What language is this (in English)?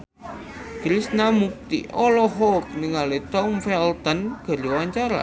Sundanese